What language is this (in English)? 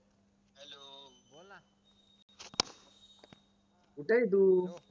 Marathi